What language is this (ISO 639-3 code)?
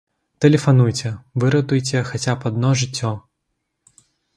bel